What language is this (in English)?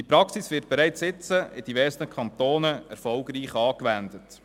Swiss German